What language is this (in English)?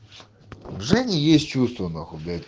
Russian